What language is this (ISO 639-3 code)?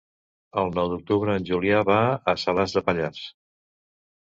cat